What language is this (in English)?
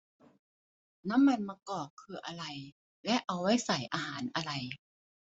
Thai